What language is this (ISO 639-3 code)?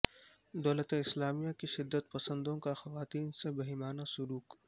urd